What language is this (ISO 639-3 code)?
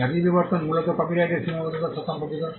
ben